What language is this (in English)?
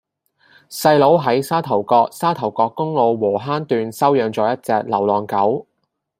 Cantonese